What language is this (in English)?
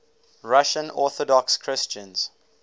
English